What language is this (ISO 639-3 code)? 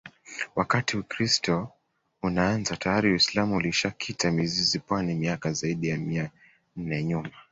swa